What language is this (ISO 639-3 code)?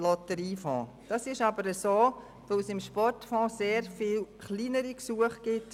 gsw